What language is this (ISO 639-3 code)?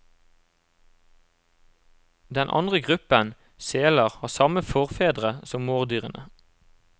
nor